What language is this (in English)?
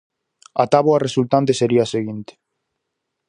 Galician